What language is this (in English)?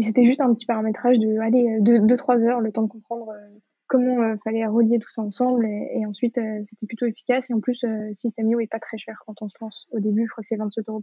French